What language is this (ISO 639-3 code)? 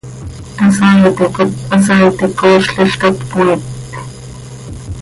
sei